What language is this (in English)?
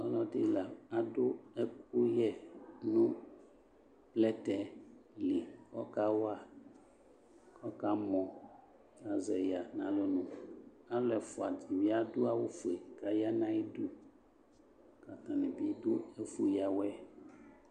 Ikposo